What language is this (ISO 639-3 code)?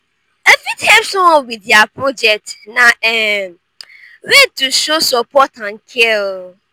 pcm